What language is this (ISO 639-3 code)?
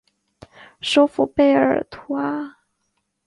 zho